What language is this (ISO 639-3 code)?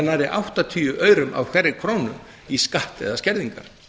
isl